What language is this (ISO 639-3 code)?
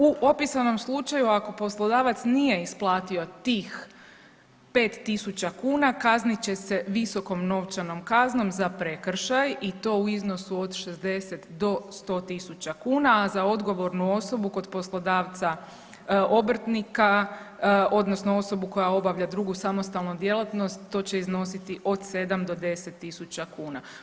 hrv